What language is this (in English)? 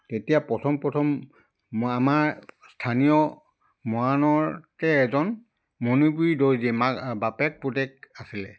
Assamese